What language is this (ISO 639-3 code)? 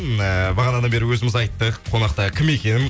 kaz